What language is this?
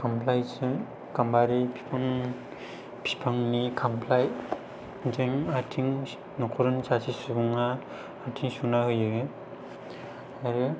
Bodo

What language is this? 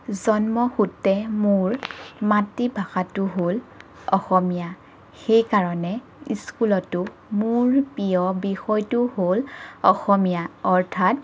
Assamese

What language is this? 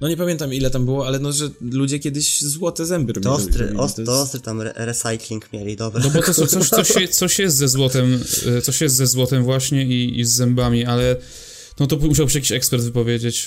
Polish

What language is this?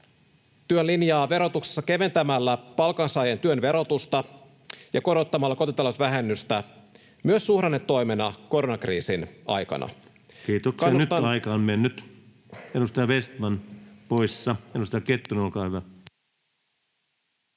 Finnish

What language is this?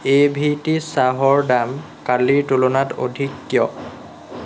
Assamese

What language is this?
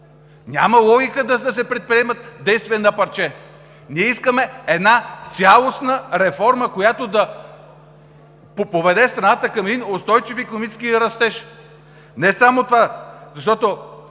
Bulgarian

